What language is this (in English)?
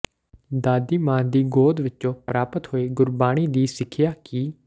Punjabi